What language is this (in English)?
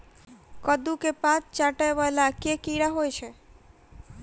Maithili